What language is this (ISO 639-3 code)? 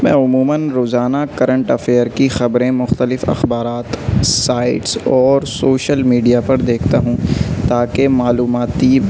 urd